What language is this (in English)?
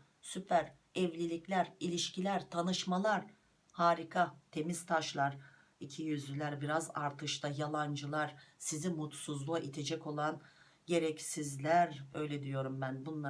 Turkish